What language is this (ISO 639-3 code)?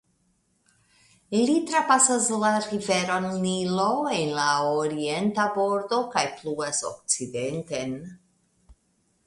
epo